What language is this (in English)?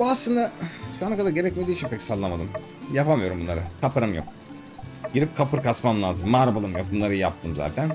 Turkish